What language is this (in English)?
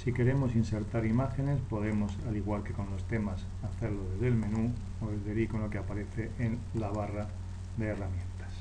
Spanish